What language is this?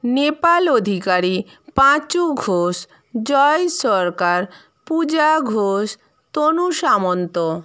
Bangla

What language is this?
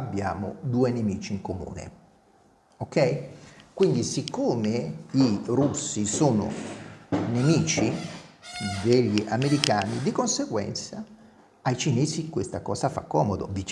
Italian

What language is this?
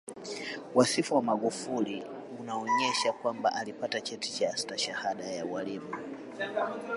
Swahili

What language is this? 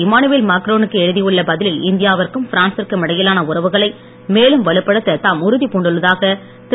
Tamil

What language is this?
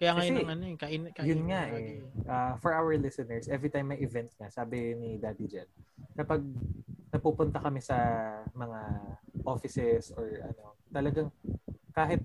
Filipino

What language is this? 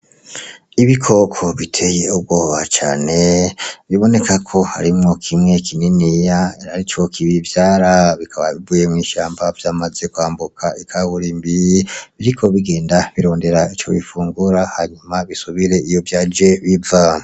Rundi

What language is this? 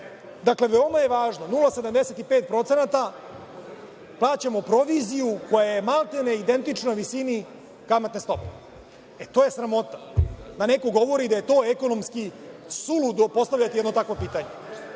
Serbian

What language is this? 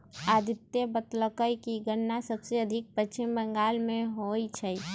Magahi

